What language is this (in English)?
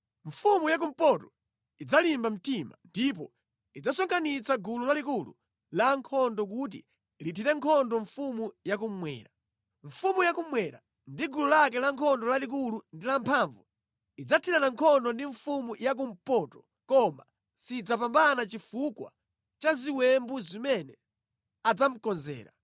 Nyanja